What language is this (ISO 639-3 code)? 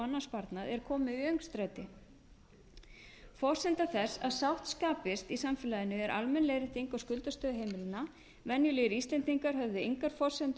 isl